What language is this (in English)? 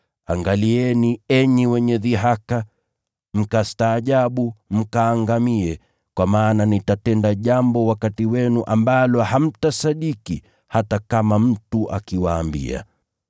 Swahili